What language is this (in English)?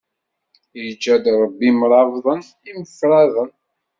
Kabyle